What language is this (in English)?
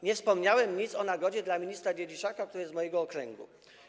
Polish